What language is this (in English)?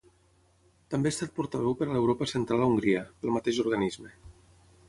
Catalan